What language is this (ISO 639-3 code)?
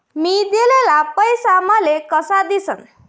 mar